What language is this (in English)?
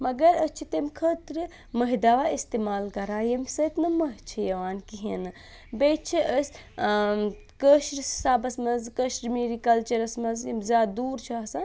Kashmiri